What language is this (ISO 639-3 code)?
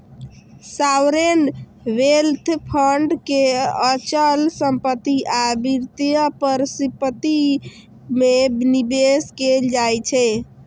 mai